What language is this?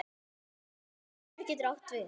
Icelandic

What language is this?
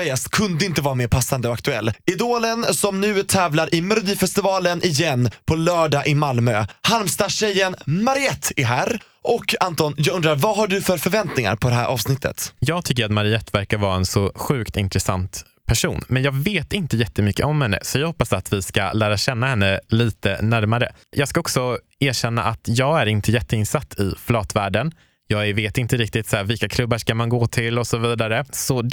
Swedish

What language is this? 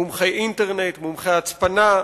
Hebrew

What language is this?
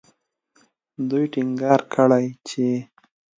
Pashto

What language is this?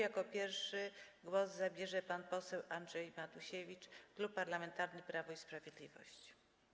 Polish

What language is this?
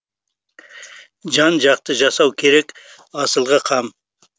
Kazakh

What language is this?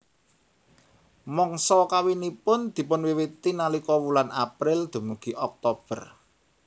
Javanese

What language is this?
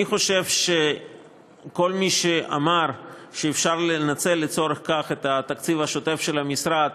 Hebrew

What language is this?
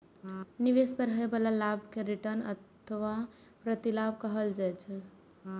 Maithili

